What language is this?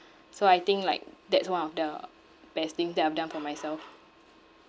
English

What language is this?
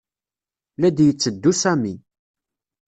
Kabyle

